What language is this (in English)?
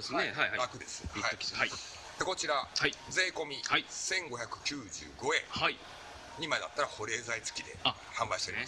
Japanese